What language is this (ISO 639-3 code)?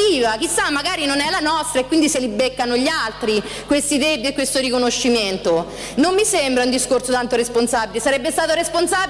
ita